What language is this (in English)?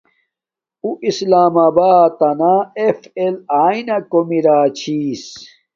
Domaaki